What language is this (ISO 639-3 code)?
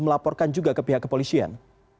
ind